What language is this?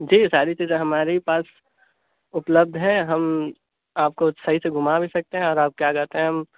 Urdu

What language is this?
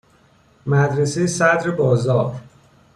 Persian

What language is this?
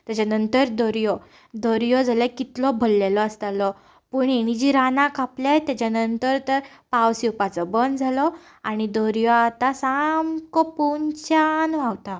Konkani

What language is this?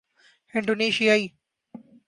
Urdu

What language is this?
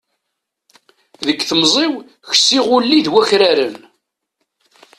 Kabyle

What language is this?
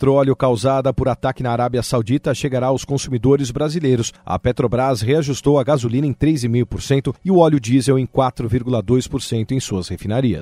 Portuguese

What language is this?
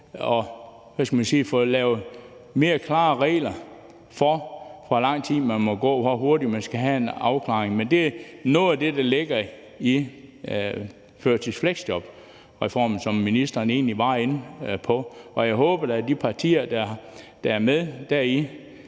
Danish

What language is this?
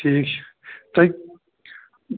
Kashmiri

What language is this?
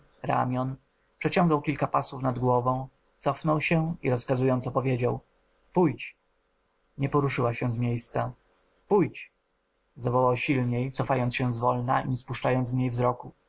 Polish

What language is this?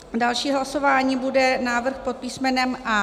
Czech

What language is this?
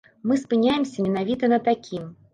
Belarusian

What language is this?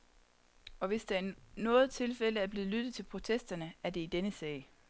Danish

